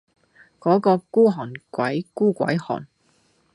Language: Cantonese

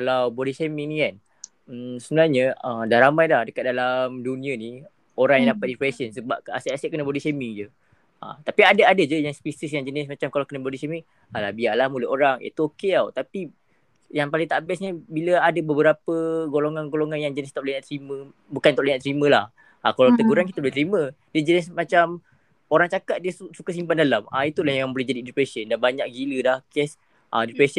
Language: Malay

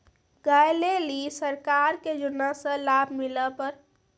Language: Maithili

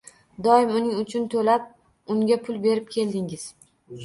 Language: Uzbek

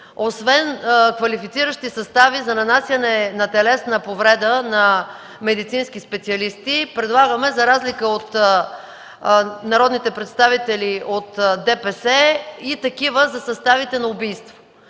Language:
Bulgarian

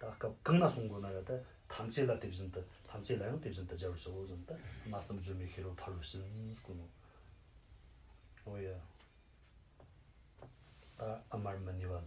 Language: Romanian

